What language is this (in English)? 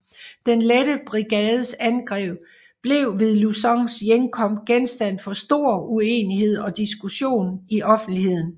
Danish